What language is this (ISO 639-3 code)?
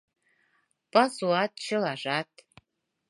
chm